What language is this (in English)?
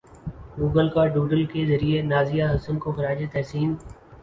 Urdu